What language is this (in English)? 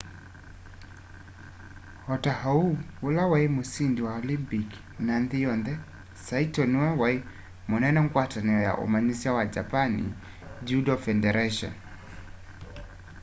Kamba